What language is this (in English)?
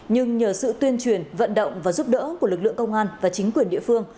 Vietnamese